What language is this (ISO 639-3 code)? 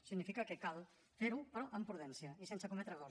cat